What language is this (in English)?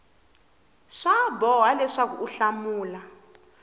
Tsonga